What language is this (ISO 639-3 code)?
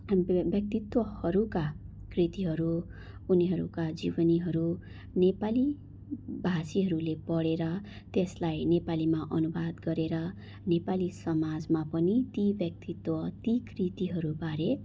nep